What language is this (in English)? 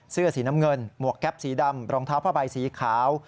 Thai